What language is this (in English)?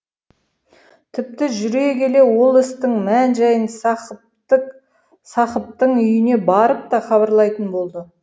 Kazakh